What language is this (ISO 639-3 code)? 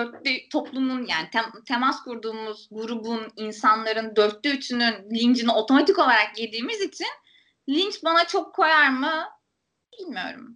tur